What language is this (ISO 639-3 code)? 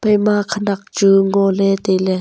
nnp